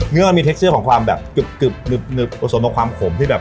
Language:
Thai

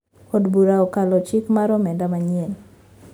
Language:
Luo (Kenya and Tanzania)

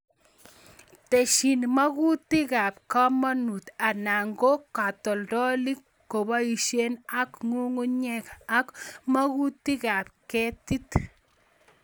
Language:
Kalenjin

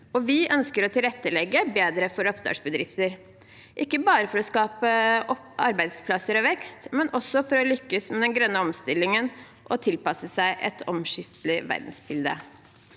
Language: Norwegian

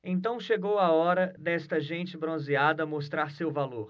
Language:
Portuguese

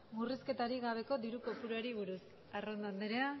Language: Basque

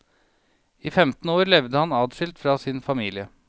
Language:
Norwegian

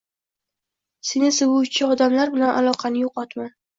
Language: Uzbek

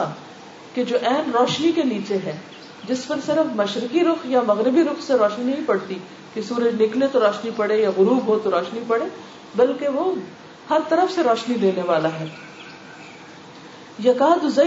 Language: Urdu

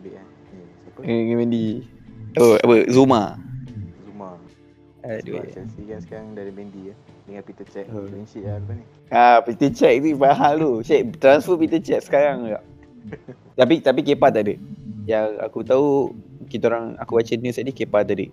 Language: Malay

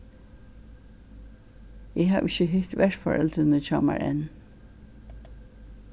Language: Faroese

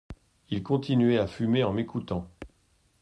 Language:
French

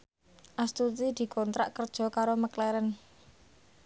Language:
Javanese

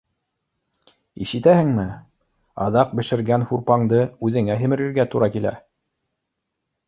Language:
Bashkir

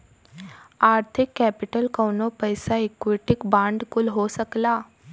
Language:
Bhojpuri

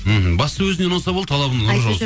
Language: Kazakh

